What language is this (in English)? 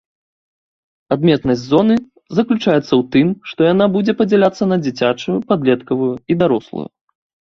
Belarusian